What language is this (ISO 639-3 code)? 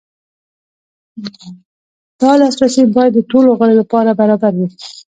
pus